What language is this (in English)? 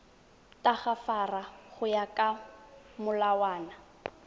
Tswana